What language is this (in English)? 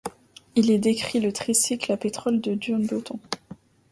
French